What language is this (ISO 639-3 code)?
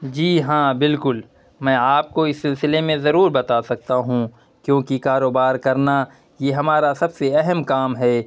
urd